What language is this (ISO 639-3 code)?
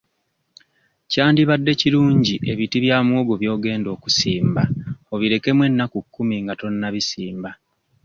lug